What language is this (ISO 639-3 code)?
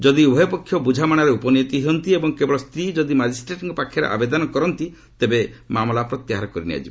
ori